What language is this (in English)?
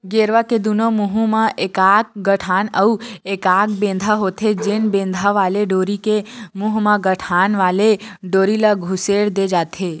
Chhattisgarhi